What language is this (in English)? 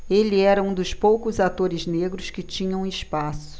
Portuguese